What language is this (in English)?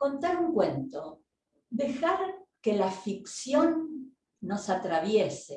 Spanish